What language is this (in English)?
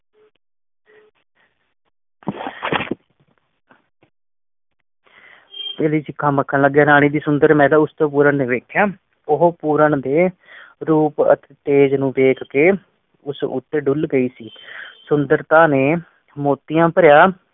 Punjabi